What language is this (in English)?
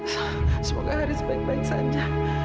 Indonesian